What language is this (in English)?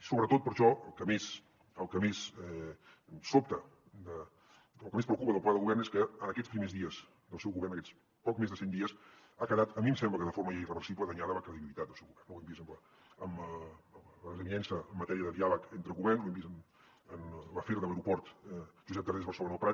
Catalan